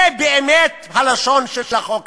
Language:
Hebrew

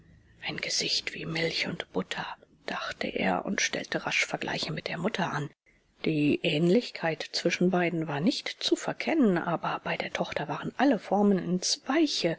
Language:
German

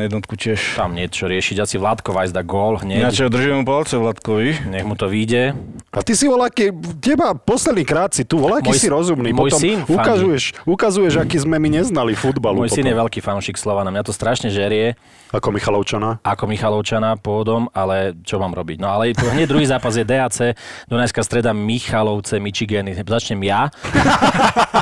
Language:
Slovak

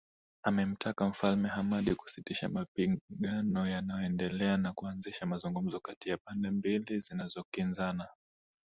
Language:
Swahili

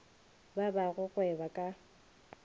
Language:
Northern Sotho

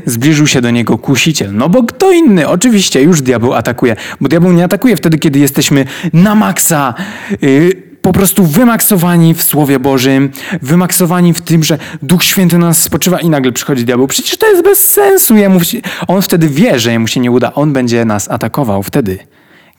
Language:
Polish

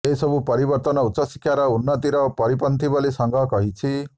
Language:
Odia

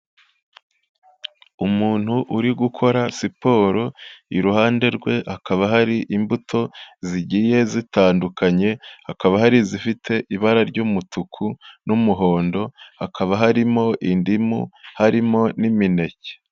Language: Kinyarwanda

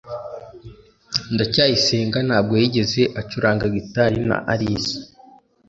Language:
Kinyarwanda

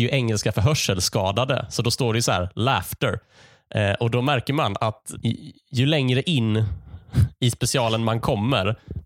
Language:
Swedish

